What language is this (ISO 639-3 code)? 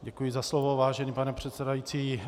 ces